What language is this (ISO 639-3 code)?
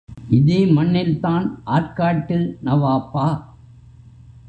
tam